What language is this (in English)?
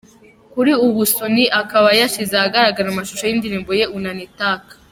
Kinyarwanda